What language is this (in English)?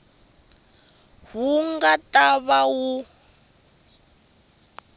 Tsonga